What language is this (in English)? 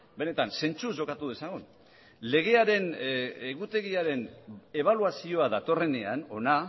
Basque